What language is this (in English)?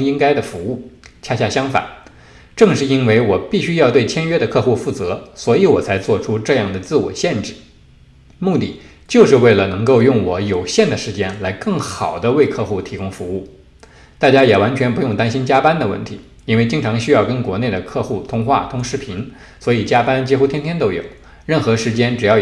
Chinese